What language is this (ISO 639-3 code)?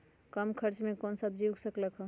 mag